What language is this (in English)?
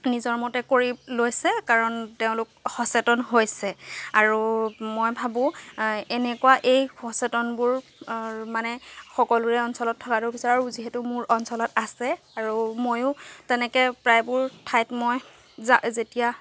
Assamese